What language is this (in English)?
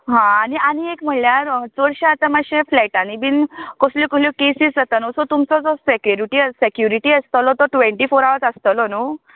Konkani